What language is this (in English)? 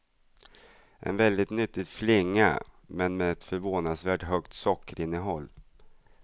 Swedish